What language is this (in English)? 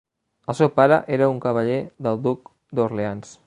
Catalan